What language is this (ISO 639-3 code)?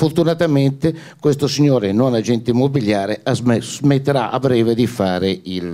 ita